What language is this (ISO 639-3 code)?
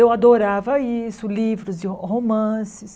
por